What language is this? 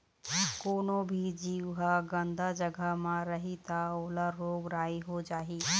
Chhattisgarhi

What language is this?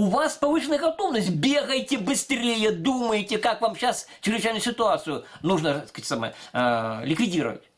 Russian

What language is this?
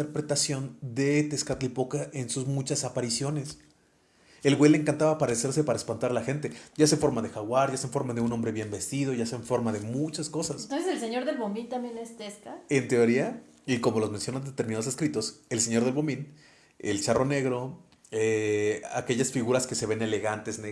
Spanish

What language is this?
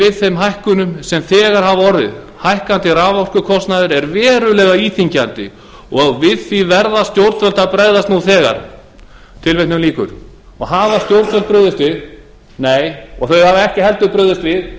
Icelandic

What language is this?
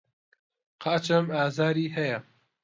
Central Kurdish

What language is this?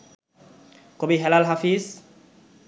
Bangla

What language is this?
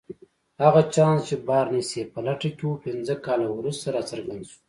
Pashto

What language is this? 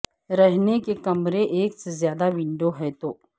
Urdu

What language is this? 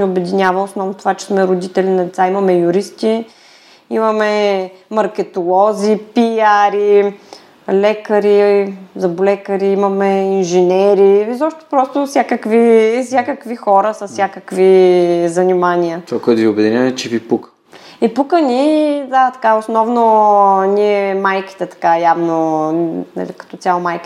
Bulgarian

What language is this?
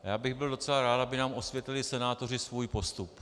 Czech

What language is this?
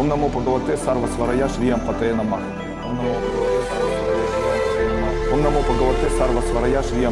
Russian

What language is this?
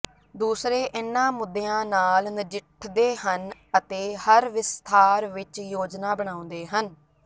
Punjabi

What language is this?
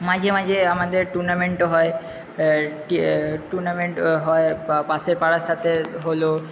Bangla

